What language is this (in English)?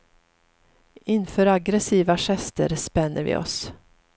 Swedish